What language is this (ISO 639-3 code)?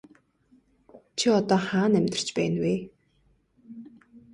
mon